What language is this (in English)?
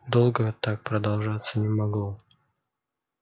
Russian